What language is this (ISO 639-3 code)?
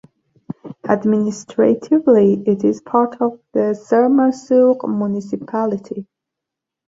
eng